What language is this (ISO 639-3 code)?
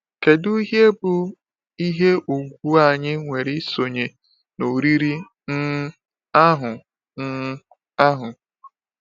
ibo